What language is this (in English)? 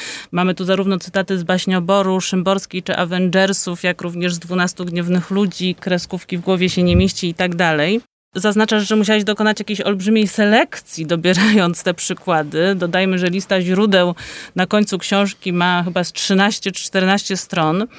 Polish